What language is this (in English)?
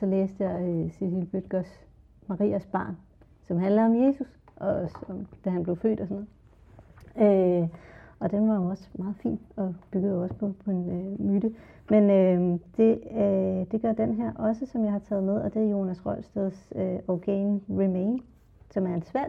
Danish